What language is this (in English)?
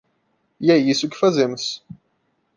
Portuguese